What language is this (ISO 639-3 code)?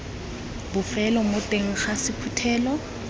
tsn